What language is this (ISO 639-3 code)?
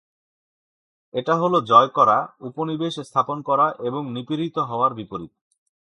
ben